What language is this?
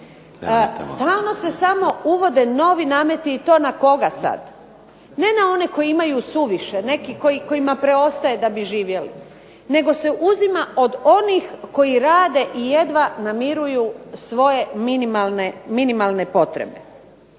Croatian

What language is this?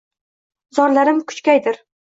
Uzbek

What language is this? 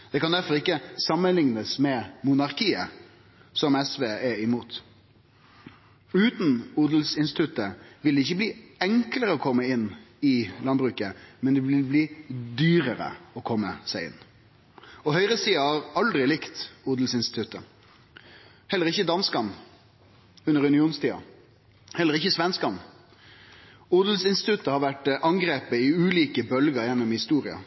Norwegian Nynorsk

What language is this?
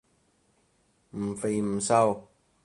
Cantonese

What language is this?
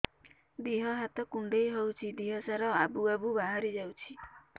Odia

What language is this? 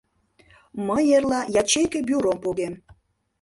Mari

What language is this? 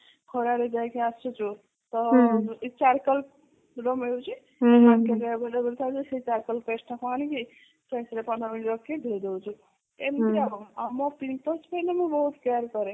Odia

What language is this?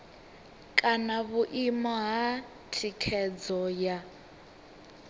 Venda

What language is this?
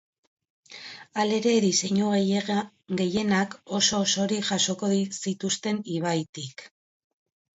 Basque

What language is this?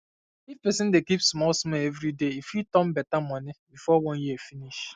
Nigerian Pidgin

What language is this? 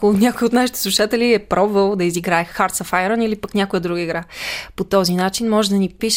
Bulgarian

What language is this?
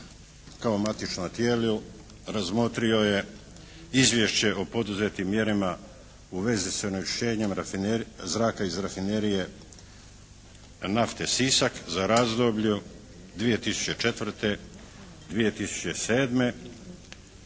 Croatian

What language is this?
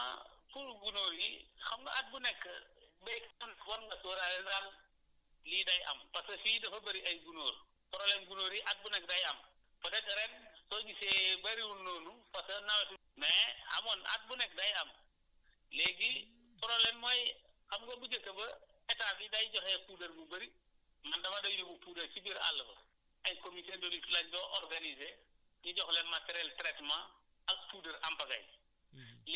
Wolof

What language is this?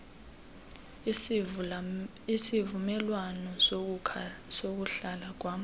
Xhosa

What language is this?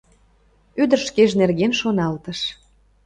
Mari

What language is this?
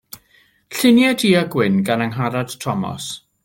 Welsh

